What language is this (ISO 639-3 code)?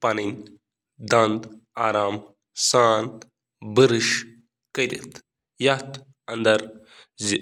kas